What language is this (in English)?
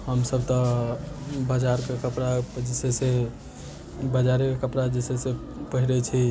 Maithili